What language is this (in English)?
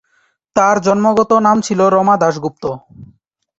Bangla